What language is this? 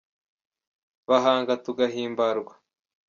Kinyarwanda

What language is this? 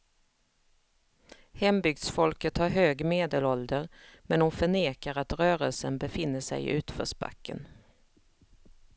Swedish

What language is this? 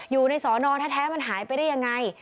Thai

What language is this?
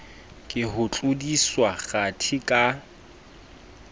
Southern Sotho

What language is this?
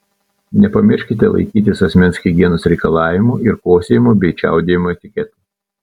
Lithuanian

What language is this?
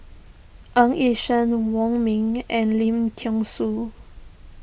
English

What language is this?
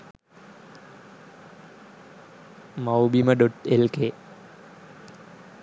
Sinhala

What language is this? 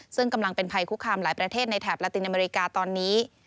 Thai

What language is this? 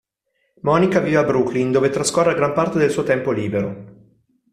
Italian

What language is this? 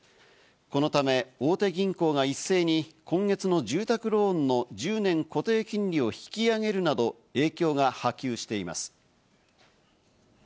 Japanese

